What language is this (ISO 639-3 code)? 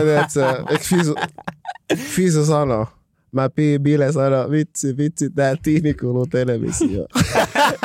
fin